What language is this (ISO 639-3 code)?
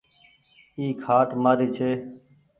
gig